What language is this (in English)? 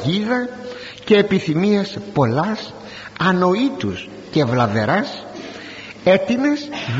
Greek